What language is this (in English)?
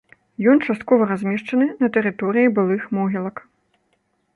Belarusian